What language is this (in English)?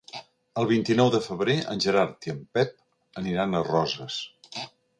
Catalan